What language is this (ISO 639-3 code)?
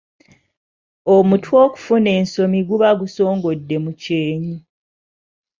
lug